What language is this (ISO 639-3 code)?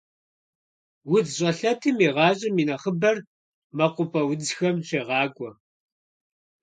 kbd